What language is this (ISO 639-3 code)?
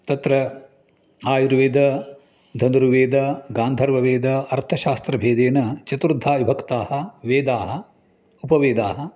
san